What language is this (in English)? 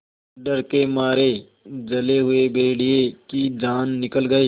Hindi